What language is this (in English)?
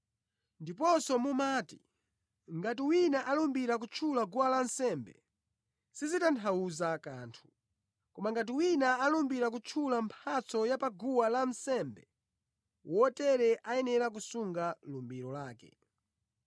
Nyanja